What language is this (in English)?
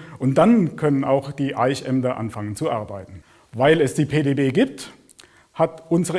German